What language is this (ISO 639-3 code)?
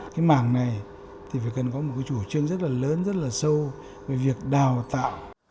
vie